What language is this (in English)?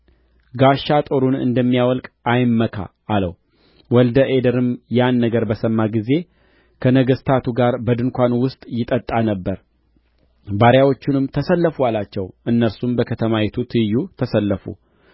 Amharic